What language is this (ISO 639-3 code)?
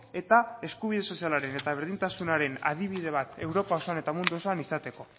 eus